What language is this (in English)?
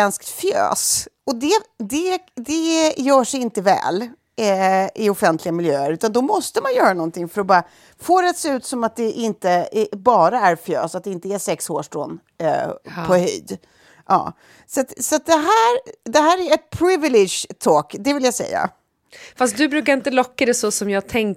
Swedish